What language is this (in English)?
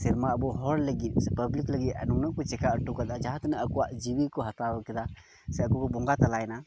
Santali